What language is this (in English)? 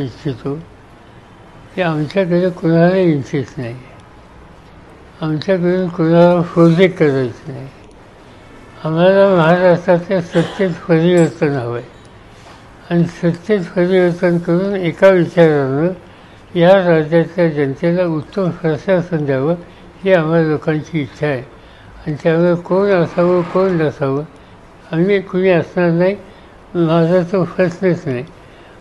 Marathi